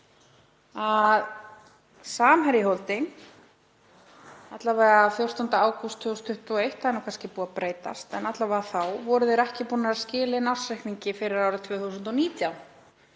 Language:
Icelandic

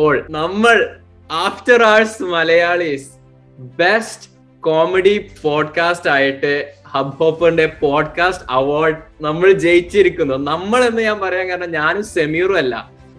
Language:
Malayalam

